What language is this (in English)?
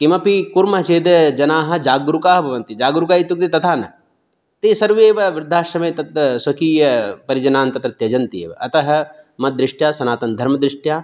Sanskrit